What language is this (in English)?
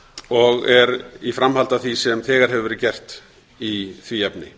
Icelandic